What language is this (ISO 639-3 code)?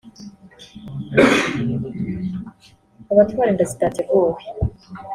kin